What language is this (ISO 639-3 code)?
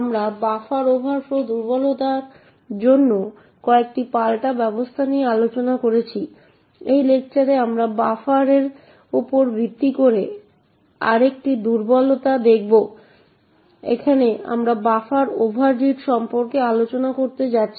ben